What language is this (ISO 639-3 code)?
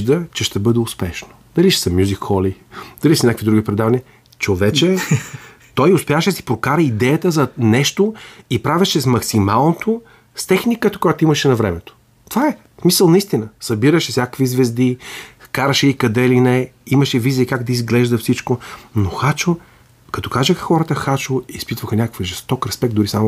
bul